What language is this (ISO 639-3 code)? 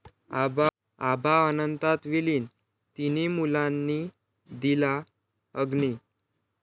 mar